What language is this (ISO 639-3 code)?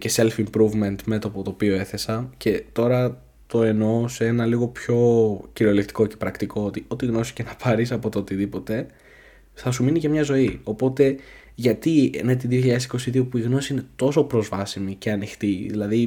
ell